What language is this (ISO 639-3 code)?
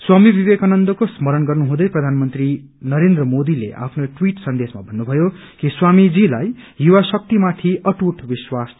nep